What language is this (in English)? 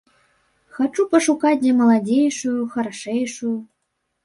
Belarusian